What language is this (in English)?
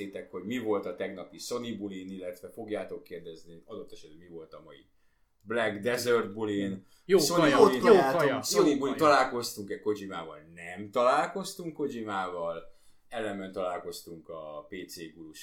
Hungarian